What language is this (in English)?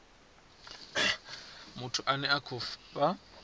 Venda